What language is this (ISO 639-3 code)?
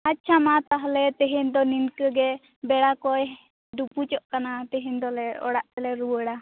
sat